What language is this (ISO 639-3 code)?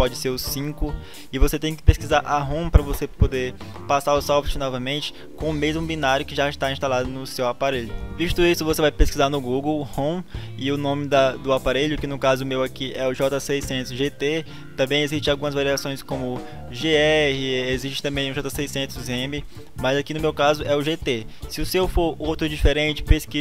por